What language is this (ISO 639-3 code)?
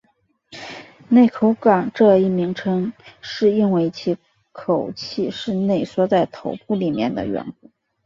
zho